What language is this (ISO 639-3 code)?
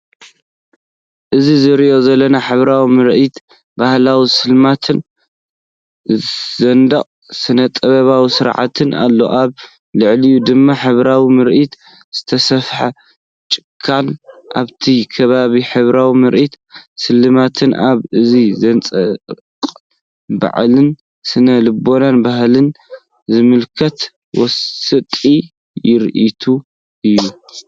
tir